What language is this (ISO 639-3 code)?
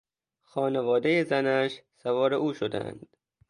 fas